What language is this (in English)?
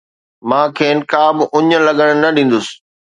Sindhi